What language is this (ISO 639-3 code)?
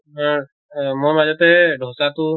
asm